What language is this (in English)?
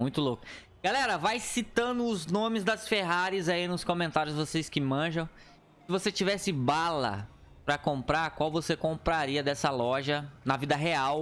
Portuguese